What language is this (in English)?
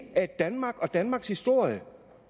Danish